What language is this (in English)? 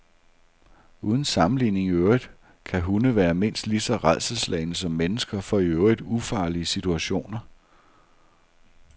Danish